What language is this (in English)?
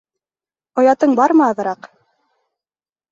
Bashkir